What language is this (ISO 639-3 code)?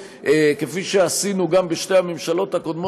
heb